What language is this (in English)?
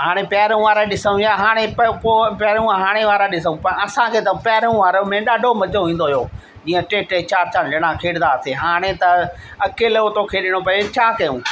Sindhi